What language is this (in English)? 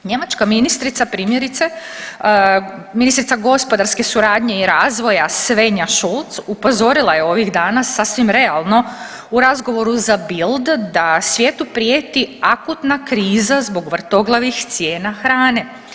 Croatian